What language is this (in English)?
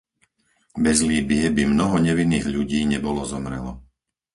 Slovak